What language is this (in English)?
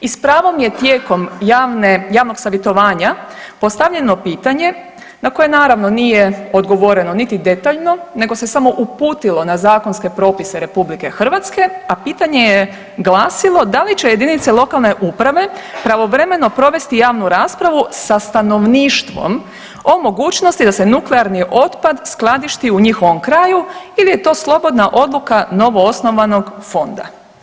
Croatian